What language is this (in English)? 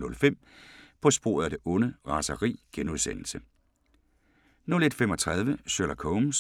Danish